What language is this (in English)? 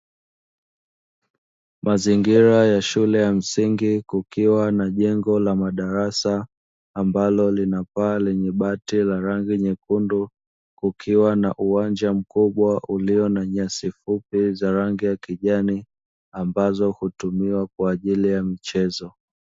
Swahili